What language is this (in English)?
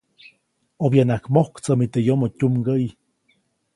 Copainalá Zoque